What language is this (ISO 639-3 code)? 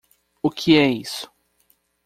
por